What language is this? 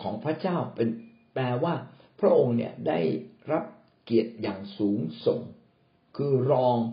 Thai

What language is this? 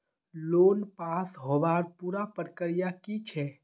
Magahi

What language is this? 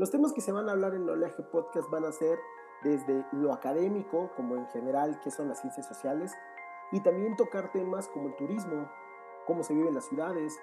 Spanish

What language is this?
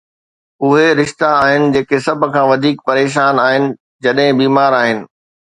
Sindhi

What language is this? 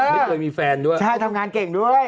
Thai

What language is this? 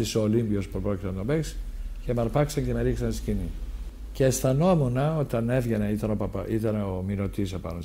Greek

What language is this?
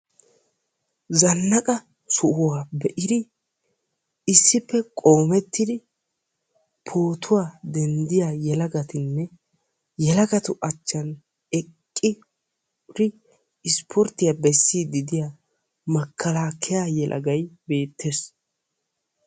Wolaytta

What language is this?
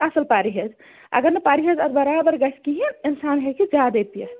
Kashmiri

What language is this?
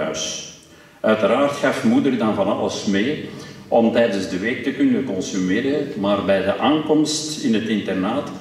Dutch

